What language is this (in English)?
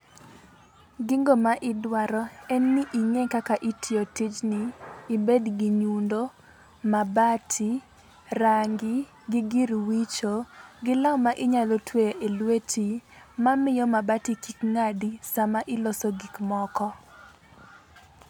Luo (Kenya and Tanzania)